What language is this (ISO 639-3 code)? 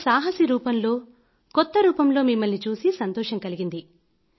tel